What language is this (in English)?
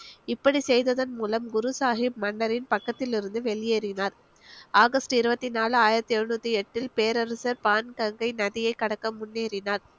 Tamil